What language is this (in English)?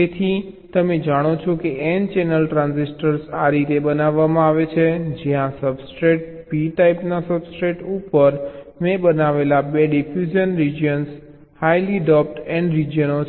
Gujarati